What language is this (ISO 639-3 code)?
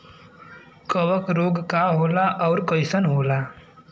bho